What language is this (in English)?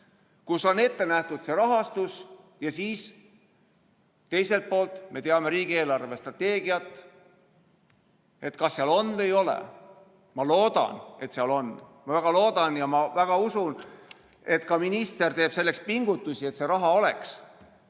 Estonian